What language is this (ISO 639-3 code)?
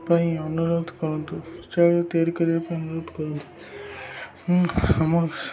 ori